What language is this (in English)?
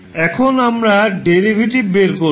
Bangla